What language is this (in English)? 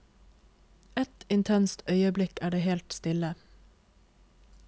Norwegian